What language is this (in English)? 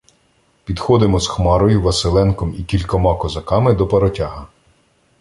Ukrainian